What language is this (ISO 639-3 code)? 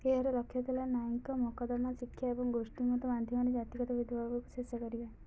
ori